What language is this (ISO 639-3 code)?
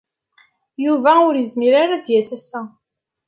kab